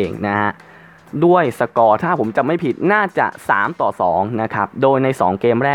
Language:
Thai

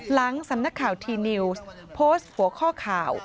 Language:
Thai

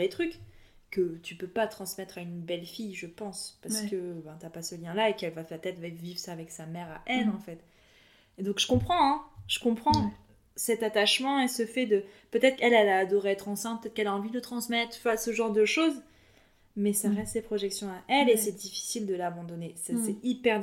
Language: French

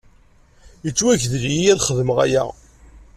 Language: Kabyle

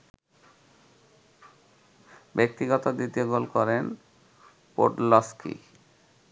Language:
Bangla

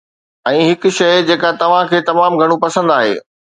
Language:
Sindhi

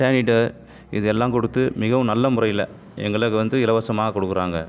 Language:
Tamil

